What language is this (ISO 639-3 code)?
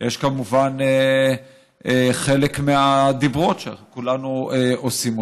heb